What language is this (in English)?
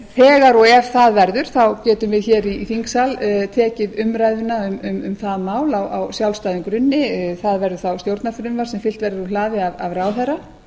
Icelandic